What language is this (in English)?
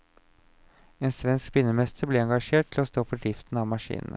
Norwegian